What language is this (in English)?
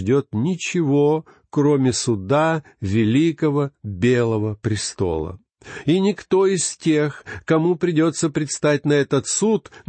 Russian